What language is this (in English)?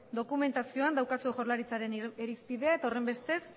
Basque